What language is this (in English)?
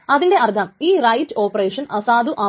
Malayalam